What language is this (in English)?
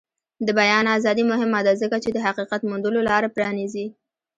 Pashto